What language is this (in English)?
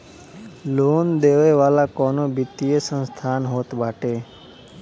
Bhojpuri